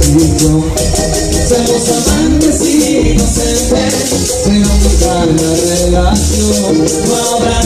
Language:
Romanian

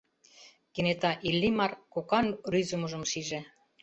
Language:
Mari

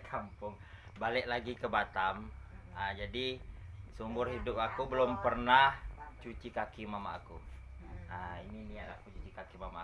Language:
Indonesian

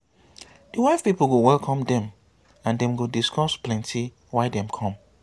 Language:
Nigerian Pidgin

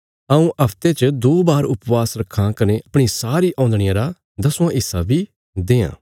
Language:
Bilaspuri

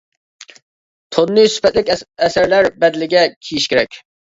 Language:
Uyghur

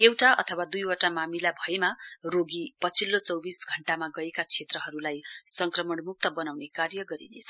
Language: Nepali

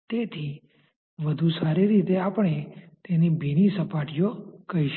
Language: Gujarati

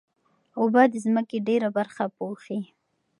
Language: Pashto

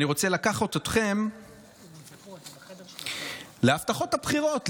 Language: Hebrew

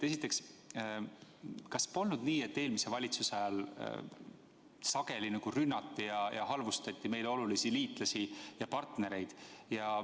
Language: Estonian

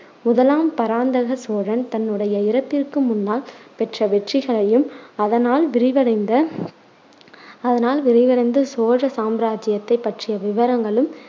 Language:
Tamil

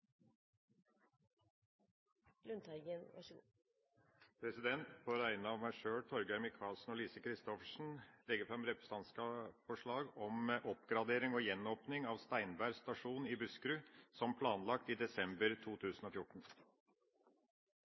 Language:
Norwegian Bokmål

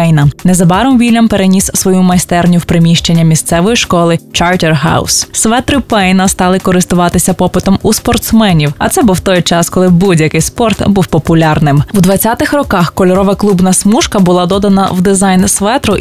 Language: Ukrainian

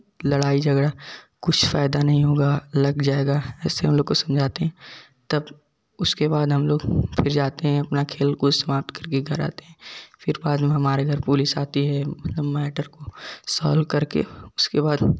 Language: Hindi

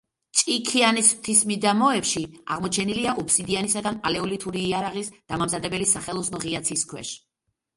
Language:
Georgian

